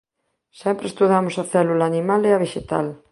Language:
Galician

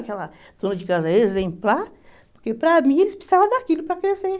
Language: Portuguese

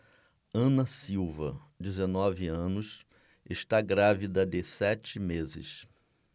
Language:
Portuguese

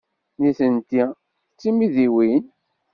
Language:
Kabyle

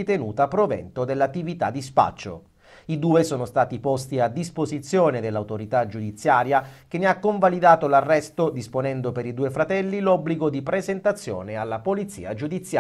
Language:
Italian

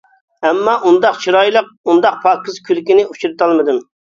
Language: Uyghur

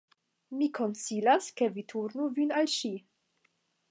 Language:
Esperanto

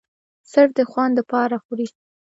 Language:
Pashto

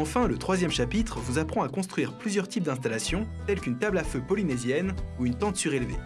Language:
French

